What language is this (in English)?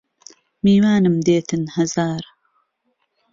Central Kurdish